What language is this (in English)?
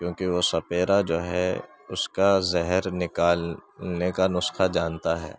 Urdu